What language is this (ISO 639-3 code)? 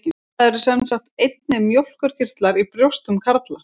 isl